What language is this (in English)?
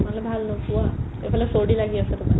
Assamese